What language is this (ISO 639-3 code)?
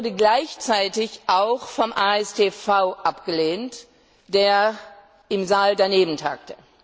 deu